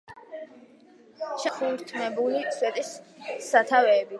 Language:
Georgian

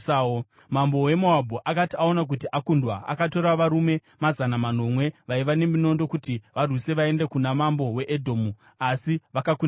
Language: Shona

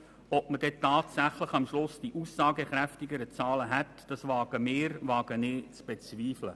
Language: Swiss German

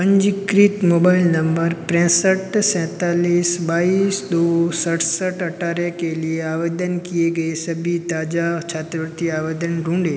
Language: Hindi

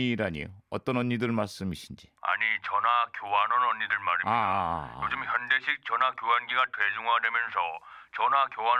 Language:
Korean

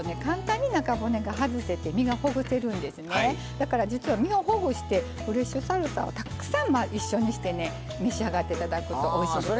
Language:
Japanese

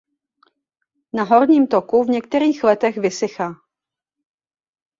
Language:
Czech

